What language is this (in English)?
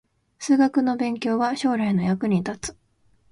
Japanese